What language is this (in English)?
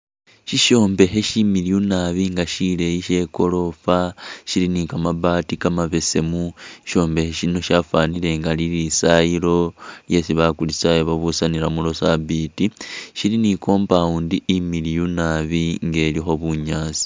Masaaba